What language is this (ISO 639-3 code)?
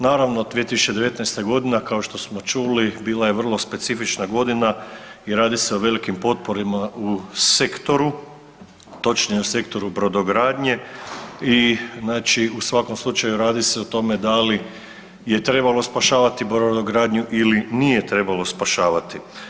hrv